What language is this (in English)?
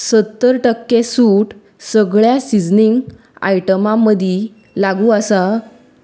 Konkani